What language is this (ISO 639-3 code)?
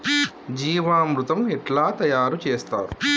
tel